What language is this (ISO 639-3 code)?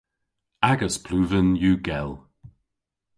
cor